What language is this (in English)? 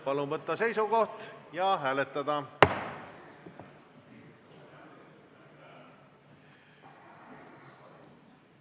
Estonian